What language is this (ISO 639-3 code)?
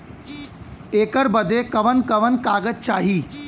bho